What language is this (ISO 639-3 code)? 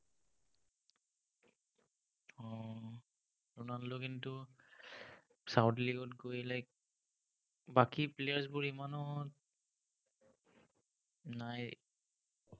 asm